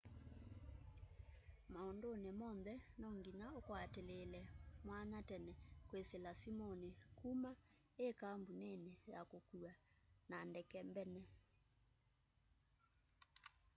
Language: Kamba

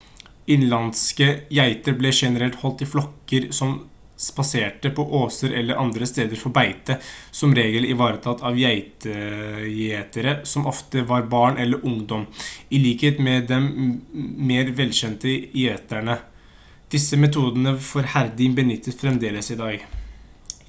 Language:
Norwegian Bokmål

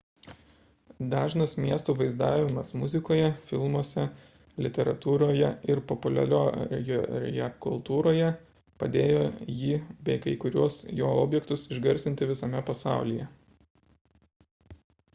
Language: Lithuanian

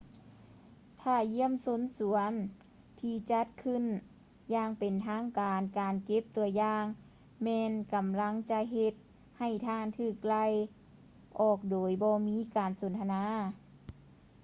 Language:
Lao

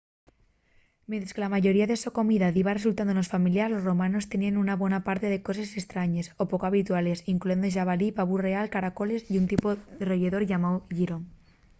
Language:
Asturian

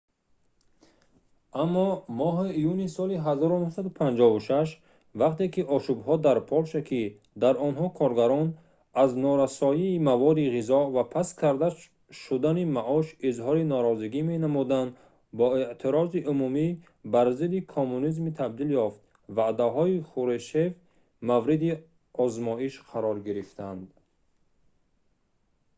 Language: Tajik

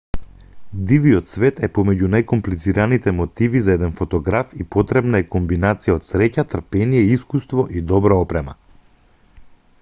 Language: Macedonian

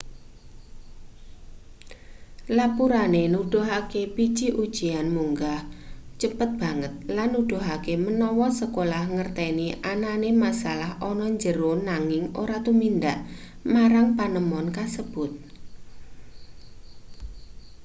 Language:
Javanese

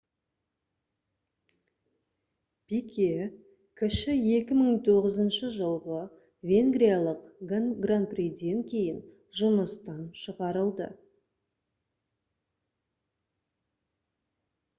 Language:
Kazakh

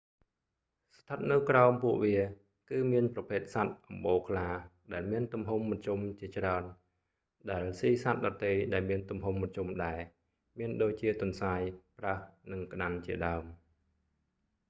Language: Khmer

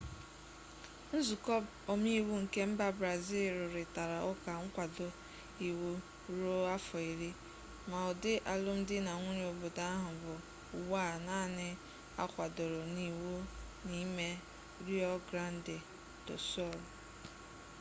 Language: Igbo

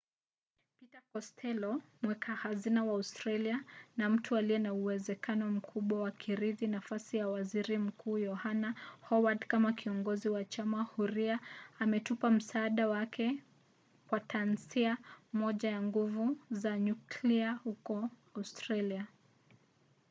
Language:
Swahili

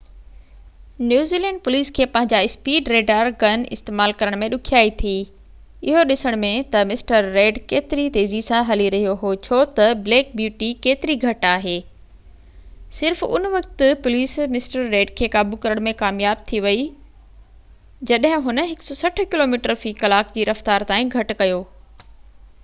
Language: Sindhi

